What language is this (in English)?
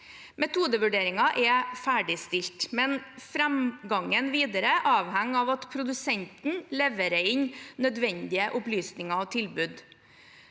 Norwegian